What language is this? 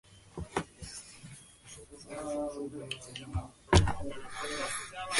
Chinese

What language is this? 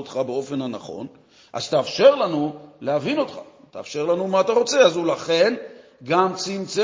Hebrew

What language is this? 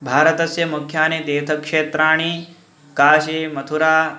Sanskrit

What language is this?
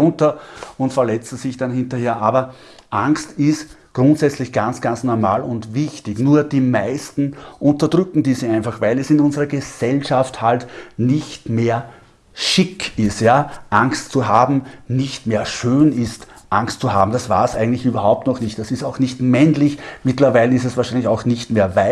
German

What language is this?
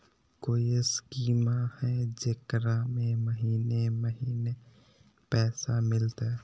Magahi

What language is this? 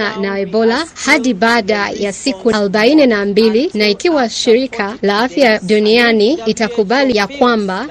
Swahili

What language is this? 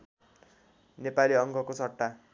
Nepali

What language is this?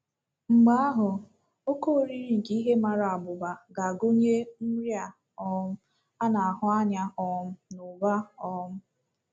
Igbo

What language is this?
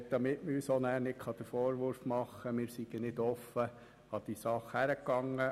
Swiss German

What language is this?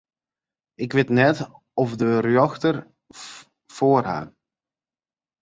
Western Frisian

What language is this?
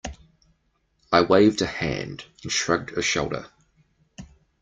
English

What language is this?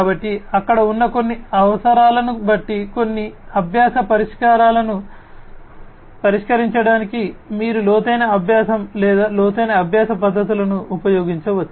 Telugu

